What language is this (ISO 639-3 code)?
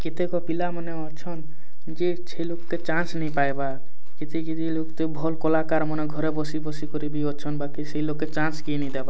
ori